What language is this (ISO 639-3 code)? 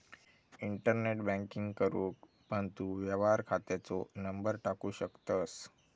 mar